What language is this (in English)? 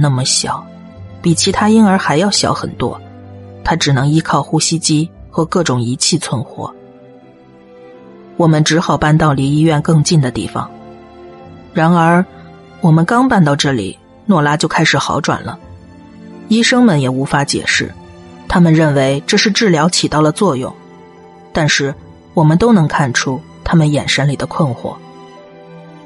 Chinese